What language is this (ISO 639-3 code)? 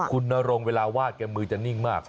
tha